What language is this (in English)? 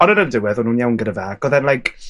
Welsh